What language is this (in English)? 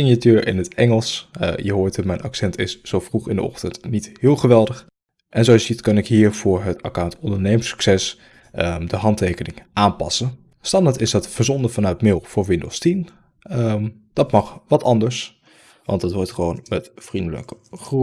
Dutch